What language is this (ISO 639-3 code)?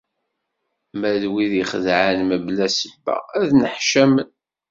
kab